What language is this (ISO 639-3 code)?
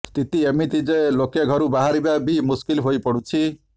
ori